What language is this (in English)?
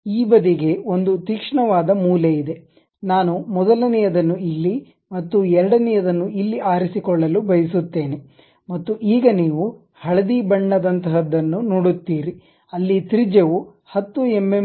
Kannada